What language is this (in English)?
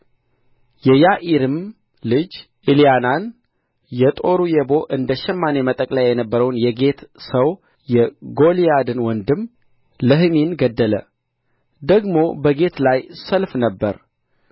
Amharic